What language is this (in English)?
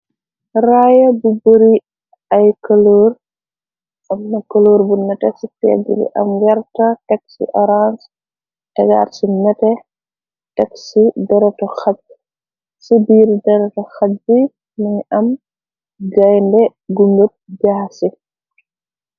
Wolof